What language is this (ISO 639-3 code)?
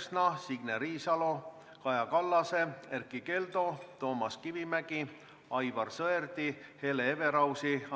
est